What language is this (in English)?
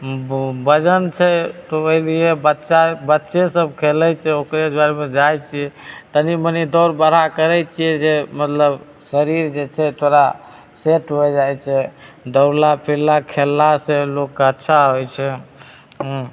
Maithili